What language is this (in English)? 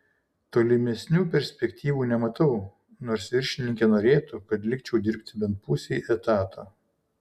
Lithuanian